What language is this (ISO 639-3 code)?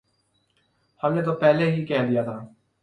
urd